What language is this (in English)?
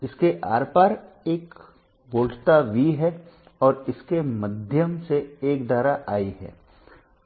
Hindi